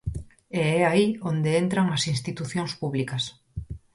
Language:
Galician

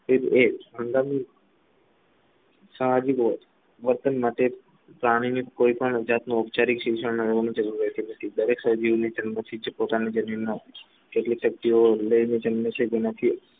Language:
Gujarati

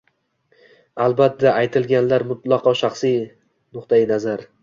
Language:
Uzbek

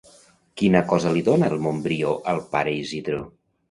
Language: Catalan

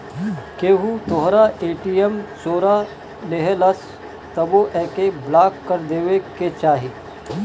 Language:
Bhojpuri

